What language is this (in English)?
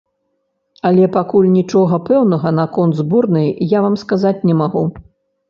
Belarusian